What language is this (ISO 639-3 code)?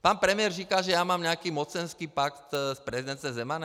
ces